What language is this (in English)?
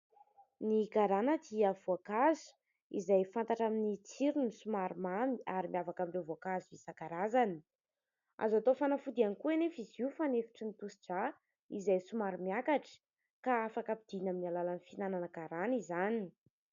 Malagasy